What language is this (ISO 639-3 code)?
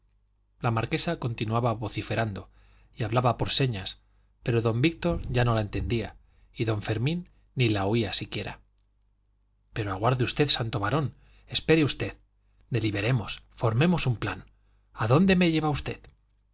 spa